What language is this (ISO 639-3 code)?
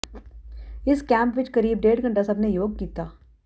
pan